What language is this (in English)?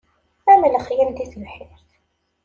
Kabyle